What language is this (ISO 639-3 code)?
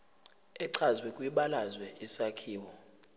zul